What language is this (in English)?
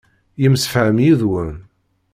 Kabyle